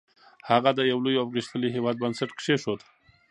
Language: Pashto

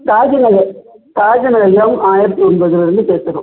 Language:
Tamil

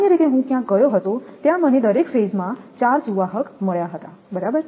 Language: Gujarati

